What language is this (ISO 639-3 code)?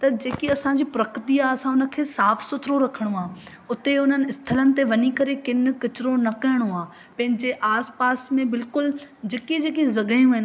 snd